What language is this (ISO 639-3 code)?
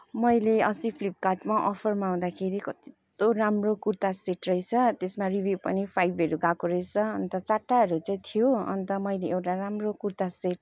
nep